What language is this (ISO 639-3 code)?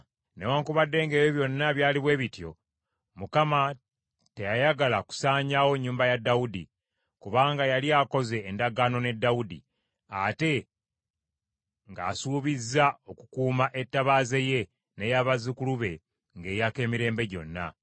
lug